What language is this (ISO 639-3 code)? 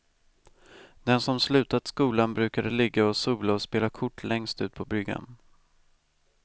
swe